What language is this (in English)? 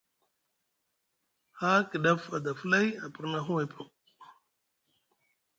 Musgu